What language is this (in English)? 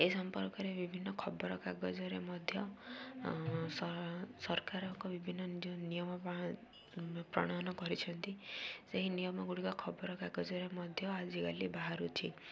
Odia